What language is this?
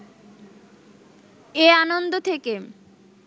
Bangla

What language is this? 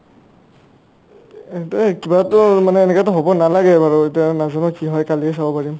Assamese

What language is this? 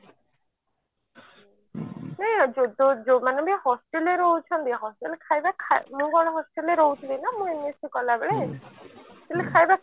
Odia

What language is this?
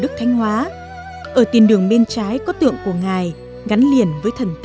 Vietnamese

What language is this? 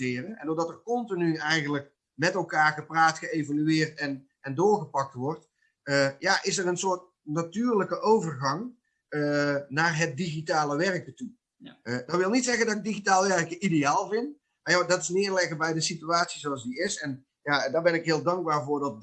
Dutch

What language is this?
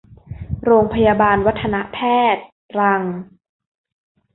Thai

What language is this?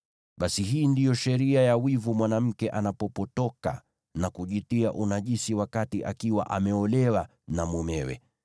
Swahili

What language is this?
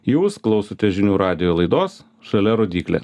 Lithuanian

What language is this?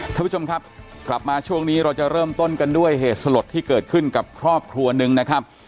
Thai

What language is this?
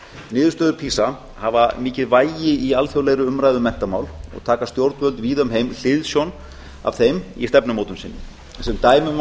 Icelandic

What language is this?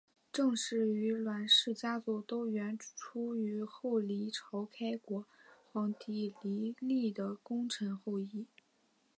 Chinese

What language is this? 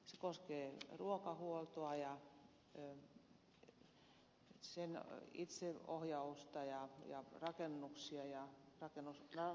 Finnish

